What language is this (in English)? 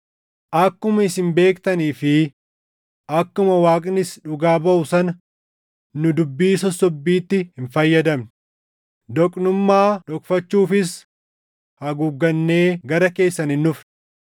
Oromo